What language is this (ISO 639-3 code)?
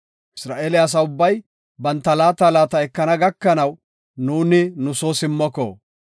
gof